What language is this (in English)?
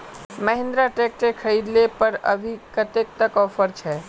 Magahi